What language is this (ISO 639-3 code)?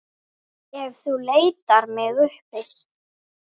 isl